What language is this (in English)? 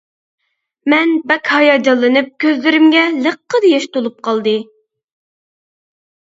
Uyghur